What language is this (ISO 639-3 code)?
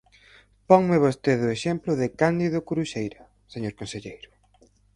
glg